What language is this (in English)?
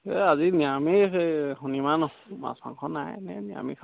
Assamese